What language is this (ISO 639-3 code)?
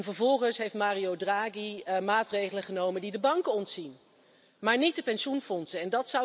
nld